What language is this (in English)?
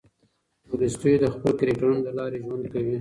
Pashto